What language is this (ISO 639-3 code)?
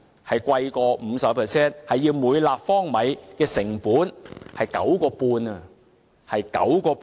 yue